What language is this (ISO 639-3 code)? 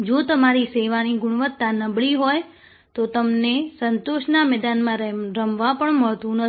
guj